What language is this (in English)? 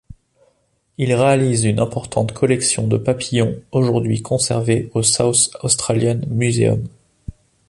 French